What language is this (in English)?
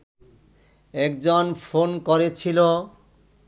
Bangla